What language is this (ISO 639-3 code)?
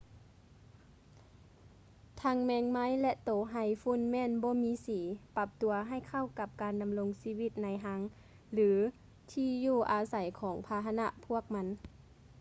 lao